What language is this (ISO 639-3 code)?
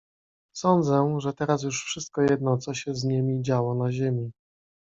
pol